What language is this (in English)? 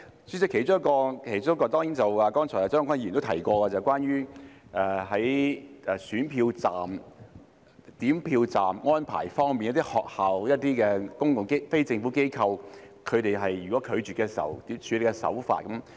Cantonese